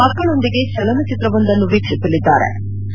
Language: Kannada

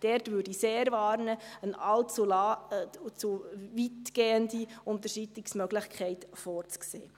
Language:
Swiss German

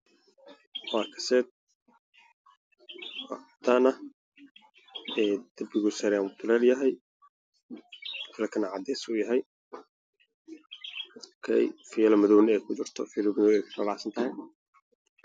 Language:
Somali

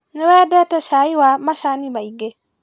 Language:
Kikuyu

